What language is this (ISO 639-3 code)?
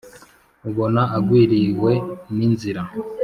kin